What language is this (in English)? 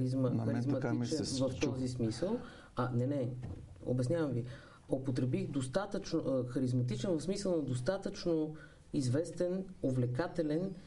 Bulgarian